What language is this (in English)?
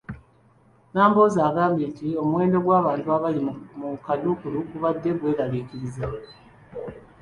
Ganda